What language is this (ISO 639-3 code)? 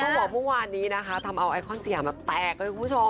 tha